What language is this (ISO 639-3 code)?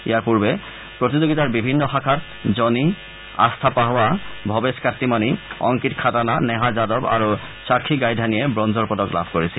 asm